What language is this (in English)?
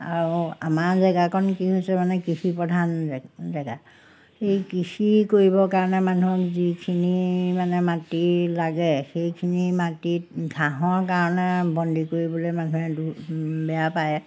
Assamese